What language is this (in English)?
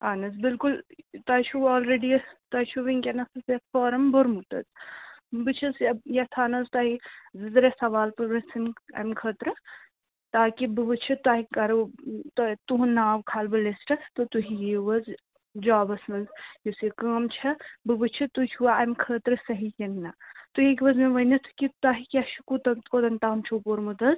Kashmiri